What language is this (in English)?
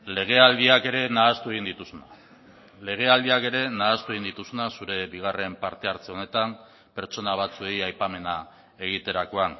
Basque